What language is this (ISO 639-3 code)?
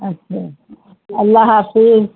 urd